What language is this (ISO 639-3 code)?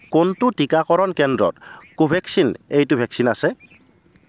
asm